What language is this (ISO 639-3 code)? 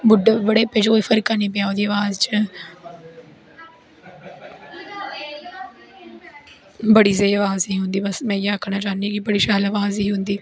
doi